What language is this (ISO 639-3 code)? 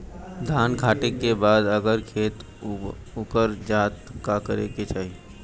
bho